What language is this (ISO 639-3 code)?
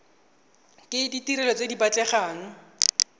tsn